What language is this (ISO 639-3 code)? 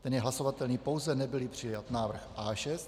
ces